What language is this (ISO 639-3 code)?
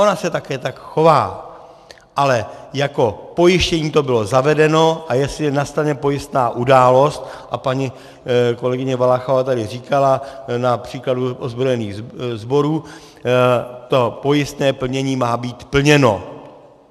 ces